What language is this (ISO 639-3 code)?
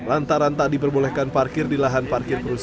ind